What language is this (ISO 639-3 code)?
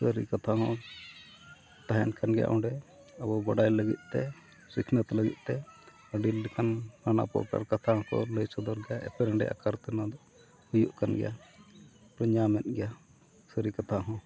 sat